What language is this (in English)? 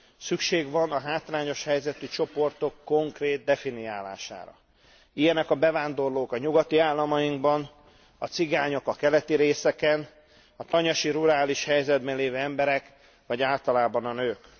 Hungarian